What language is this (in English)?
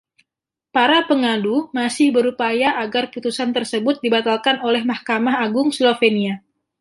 Indonesian